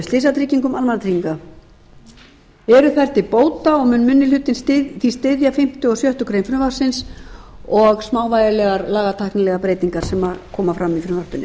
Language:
Icelandic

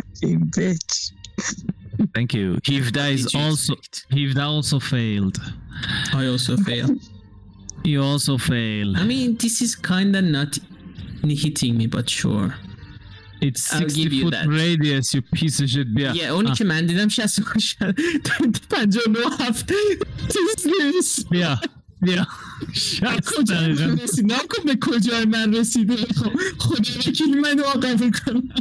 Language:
Persian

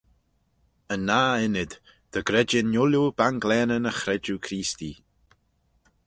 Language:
Manx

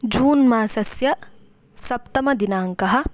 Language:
Sanskrit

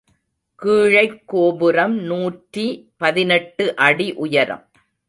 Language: Tamil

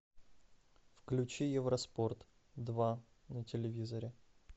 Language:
Russian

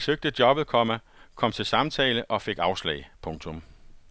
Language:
Danish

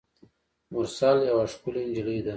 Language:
Pashto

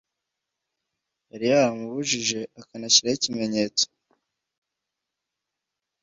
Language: Kinyarwanda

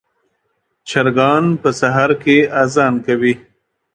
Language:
Pashto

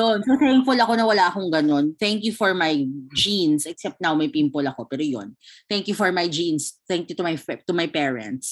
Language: Filipino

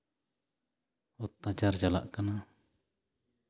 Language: Santali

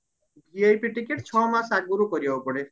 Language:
Odia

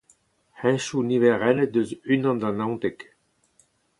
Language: Breton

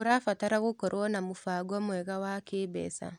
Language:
Kikuyu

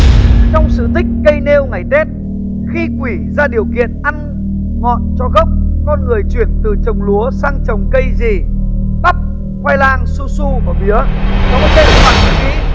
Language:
Vietnamese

